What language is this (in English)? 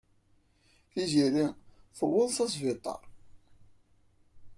Kabyle